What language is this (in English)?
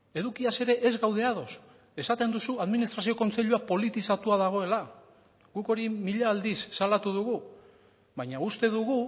Basque